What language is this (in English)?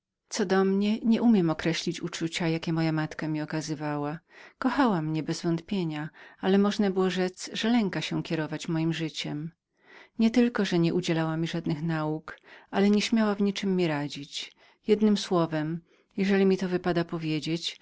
Polish